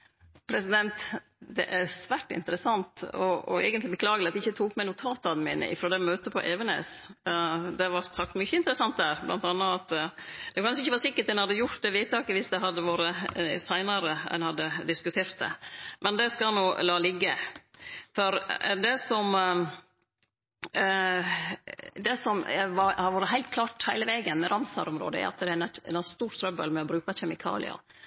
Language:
Norwegian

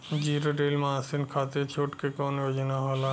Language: Bhojpuri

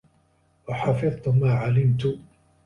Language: Arabic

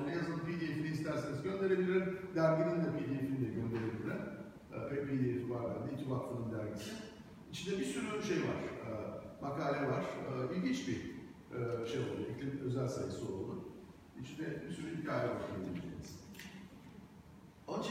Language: Turkish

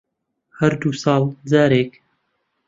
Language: Central Kurdish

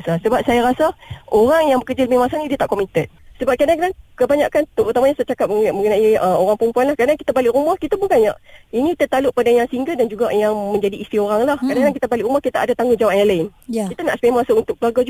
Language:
Malay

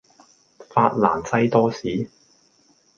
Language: Cantonese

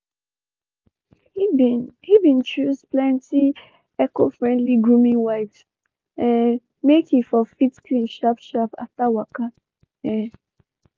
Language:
Nigerian Pidgin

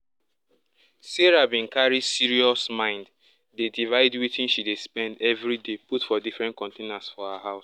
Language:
Nigerian Pidgin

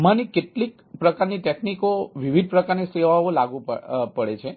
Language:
Gujarati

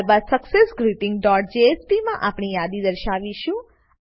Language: Gujarati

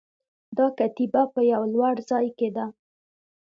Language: Pashto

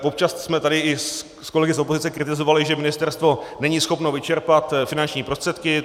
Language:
Czech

